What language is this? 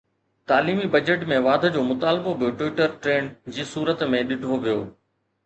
Sindhi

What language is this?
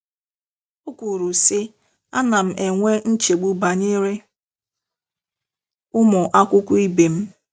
Igbo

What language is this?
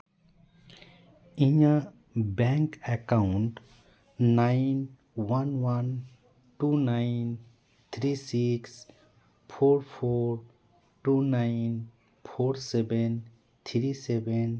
Santali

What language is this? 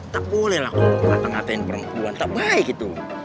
Indonesian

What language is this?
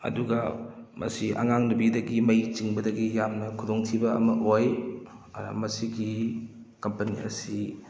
Manipuri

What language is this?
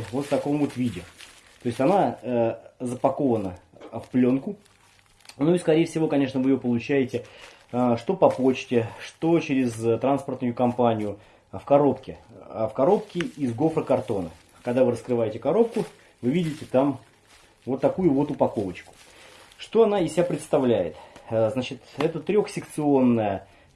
Russian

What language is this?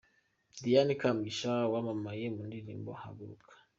Kinyarwanda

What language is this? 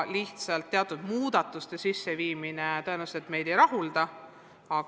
Estonian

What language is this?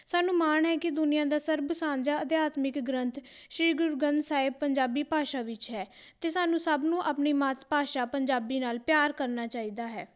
Punjabi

